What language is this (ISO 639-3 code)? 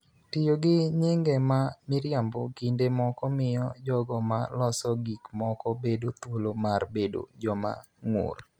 luo